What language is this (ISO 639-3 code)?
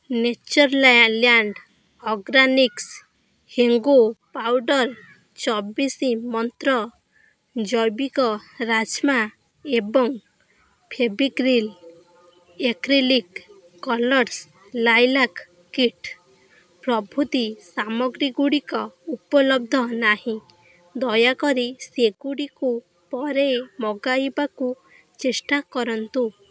ori